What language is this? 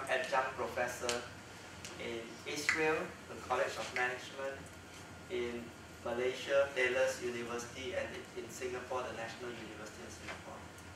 English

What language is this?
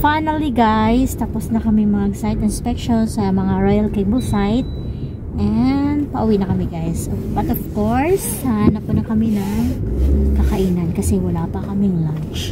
Filipino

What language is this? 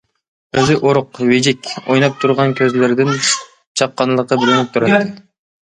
Uyghur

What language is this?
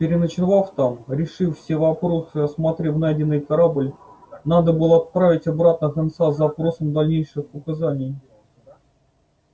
Russian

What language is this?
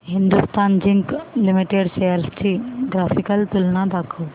Marathi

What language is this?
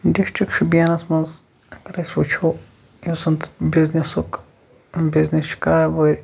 Kashmiri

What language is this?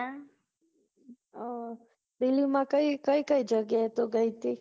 Gujarati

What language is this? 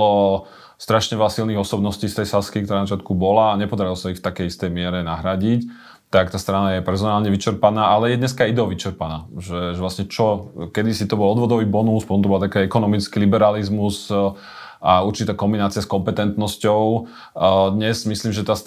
Slovak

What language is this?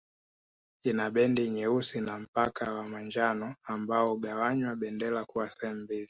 Swahili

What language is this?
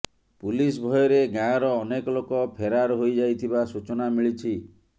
Odia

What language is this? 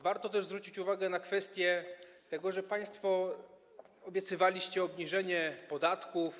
Polish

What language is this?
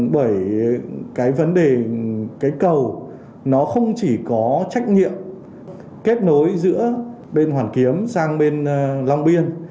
Vietnamese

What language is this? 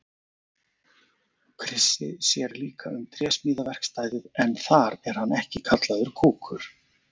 Icelandic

